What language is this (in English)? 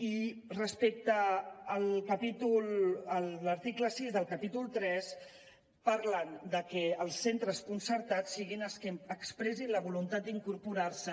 Catalan